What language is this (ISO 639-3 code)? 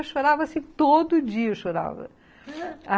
por